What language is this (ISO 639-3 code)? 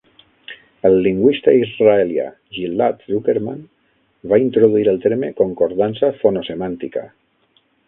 cat